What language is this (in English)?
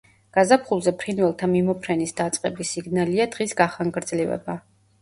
Georgian